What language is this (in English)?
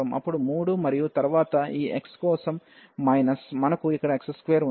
Telugu